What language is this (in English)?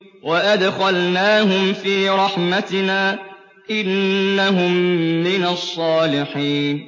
Arabic